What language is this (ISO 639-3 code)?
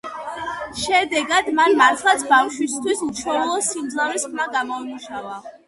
kat